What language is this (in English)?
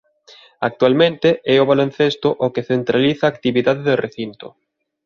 Galician